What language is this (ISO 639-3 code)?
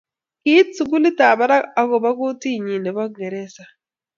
kln